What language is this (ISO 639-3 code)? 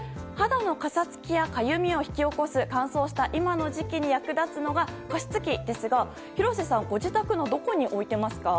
jpn